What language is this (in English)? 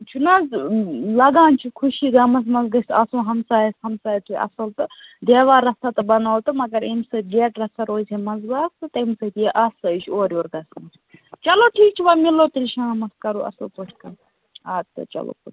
Kashmiri